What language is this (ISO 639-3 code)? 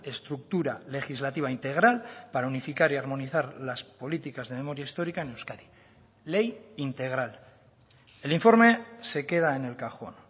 spa